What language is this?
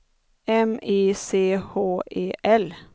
Swedish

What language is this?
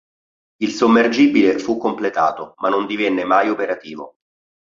Italian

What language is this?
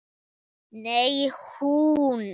Icelandic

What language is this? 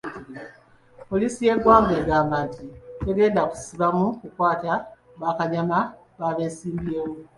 Ganda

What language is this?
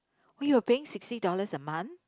English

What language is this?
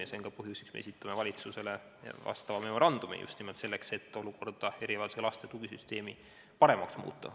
Estonian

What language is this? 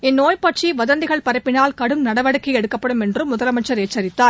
Tamil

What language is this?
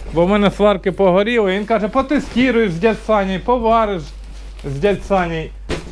Russian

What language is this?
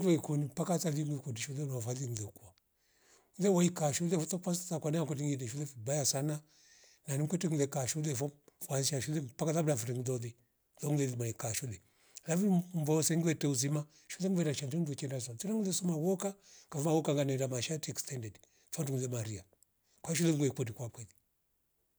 Rombo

